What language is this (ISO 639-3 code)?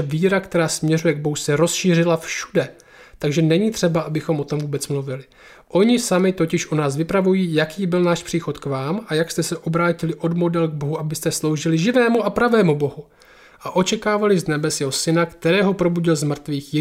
ces